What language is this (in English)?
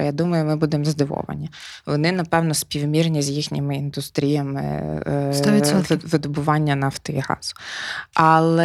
Ukrainian